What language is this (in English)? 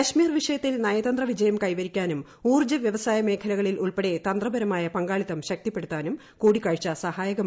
Malayalam